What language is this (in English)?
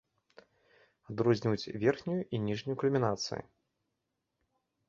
Belarusian